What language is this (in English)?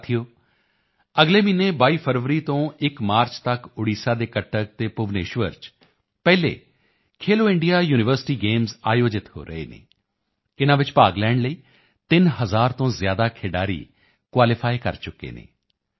Punjabi